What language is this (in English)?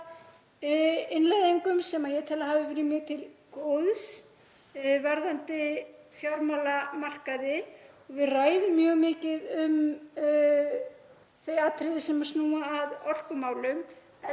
Icelandic